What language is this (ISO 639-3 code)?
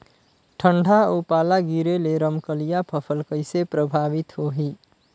hne